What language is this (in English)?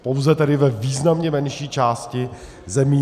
Czech